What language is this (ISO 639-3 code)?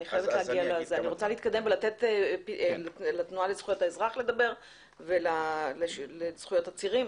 heb